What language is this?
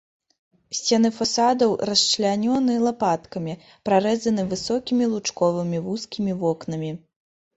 Belarusian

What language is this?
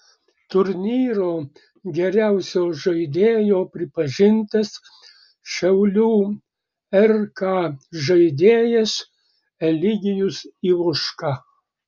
Lithuanian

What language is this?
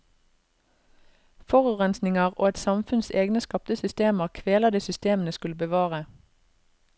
Norwegian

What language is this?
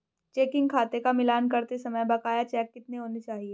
Hindi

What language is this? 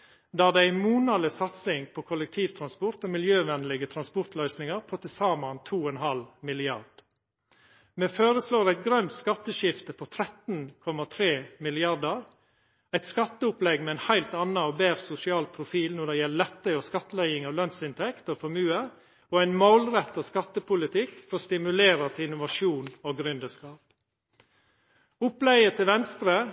Norwegian Nynorsk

